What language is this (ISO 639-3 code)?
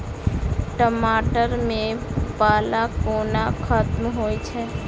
mai